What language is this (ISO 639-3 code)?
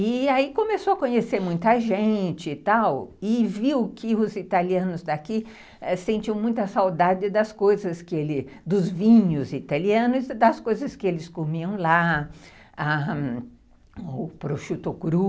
por